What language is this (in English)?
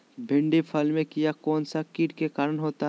Magahi